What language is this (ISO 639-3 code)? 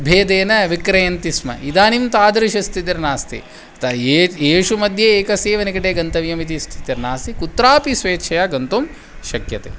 san